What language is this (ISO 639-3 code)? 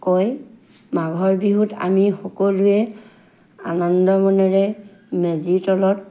asm